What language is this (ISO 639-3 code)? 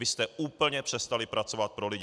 ces